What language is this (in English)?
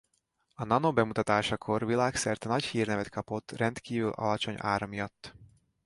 Hungarian